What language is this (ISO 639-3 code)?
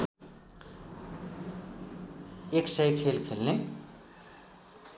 nep